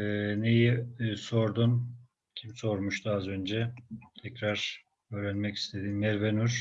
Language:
Turkish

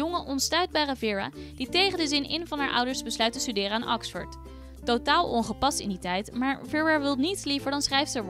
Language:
Dutch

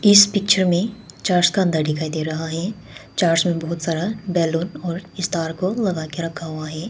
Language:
Hindi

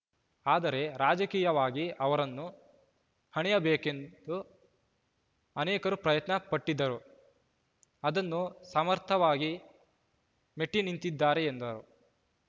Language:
Kannada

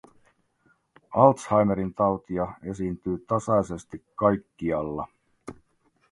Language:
Finnish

